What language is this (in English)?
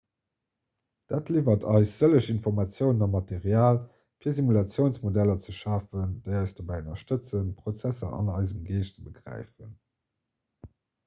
Luxembourgish